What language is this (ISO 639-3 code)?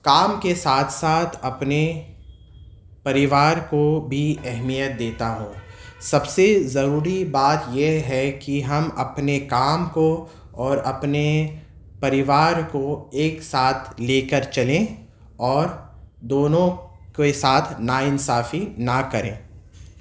urd